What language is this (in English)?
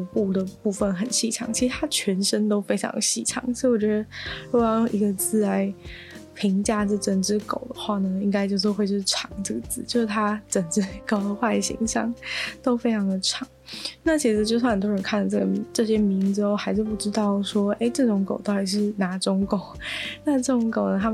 Chinese